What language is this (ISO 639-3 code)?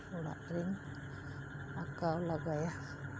sat